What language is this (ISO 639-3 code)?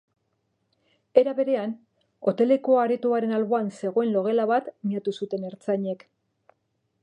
eus